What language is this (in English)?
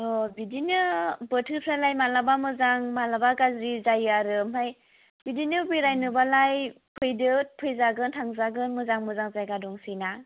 Bodo